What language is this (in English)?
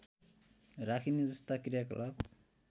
Nepali